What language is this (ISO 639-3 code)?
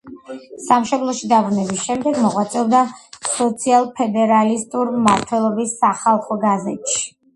kat